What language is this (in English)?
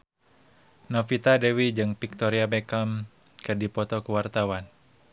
Sundanese